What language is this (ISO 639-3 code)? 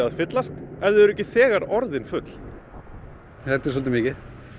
isl